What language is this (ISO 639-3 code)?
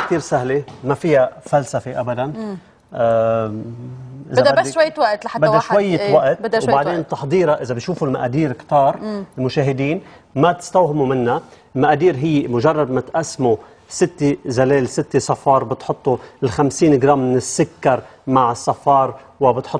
ara